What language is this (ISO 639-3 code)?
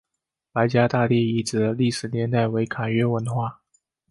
zho